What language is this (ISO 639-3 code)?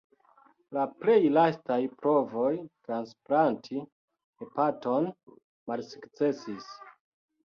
epo